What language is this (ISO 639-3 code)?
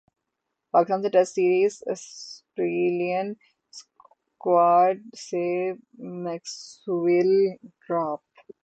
urd